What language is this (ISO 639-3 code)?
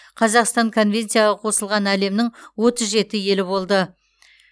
kaz